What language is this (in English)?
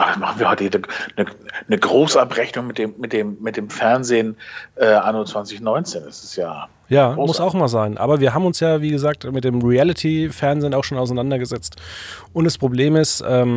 German